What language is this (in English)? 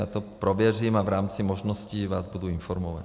Czech